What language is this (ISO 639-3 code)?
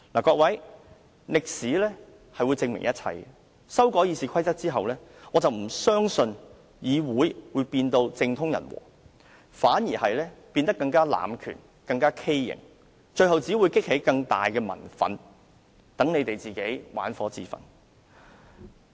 yue